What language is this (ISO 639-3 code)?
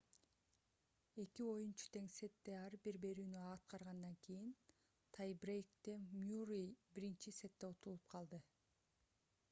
kir